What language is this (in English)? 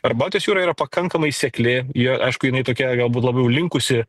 Lithuanian